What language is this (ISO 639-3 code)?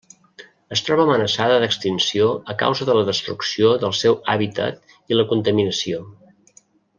cat